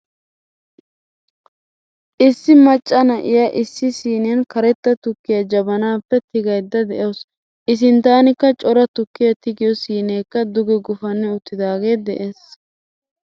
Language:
Wolaytta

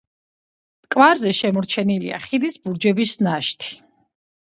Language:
Georgian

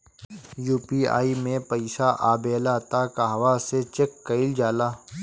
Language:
Bhojpuri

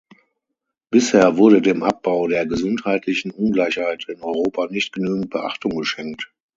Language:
German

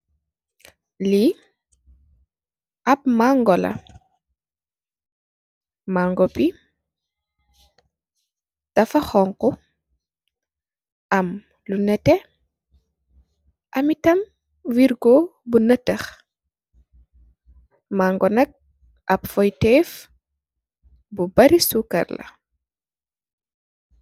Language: Wolof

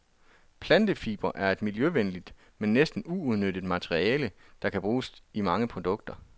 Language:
Danish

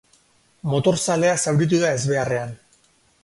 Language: Basque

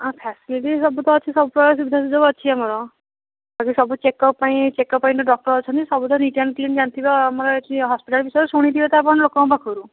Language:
Odia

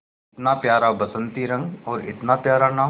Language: Hindi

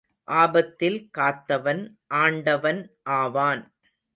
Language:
Tamil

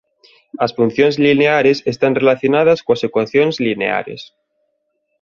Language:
Galician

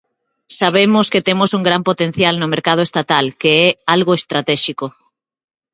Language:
Galician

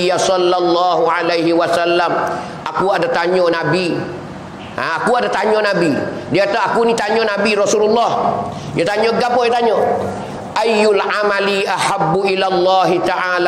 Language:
Malay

